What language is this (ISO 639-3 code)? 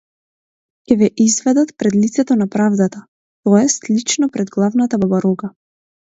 mkd